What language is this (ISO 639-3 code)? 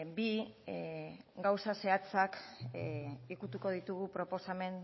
eus